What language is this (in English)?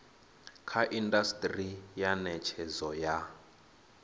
Venda